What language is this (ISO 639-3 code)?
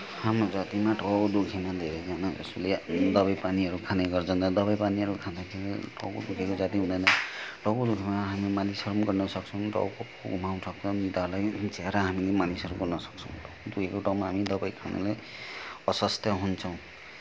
nep